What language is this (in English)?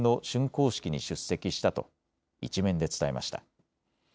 Japanese